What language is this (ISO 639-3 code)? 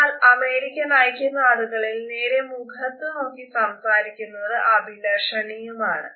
mal